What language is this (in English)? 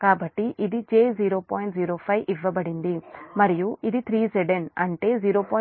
Telugu